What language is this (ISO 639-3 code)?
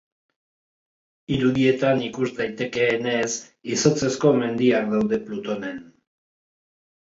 eus